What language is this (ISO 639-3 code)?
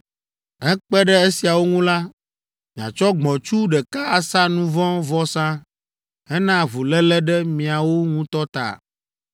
ewe